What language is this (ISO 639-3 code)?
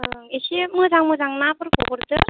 brx